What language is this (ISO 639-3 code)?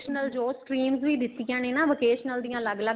pan